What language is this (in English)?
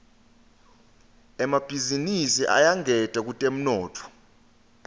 Swati